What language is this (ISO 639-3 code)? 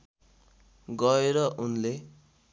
nep